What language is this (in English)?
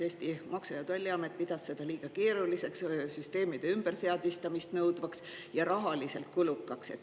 Estonian